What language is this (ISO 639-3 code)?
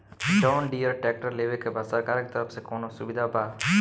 bho